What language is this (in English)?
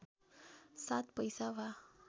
Nepali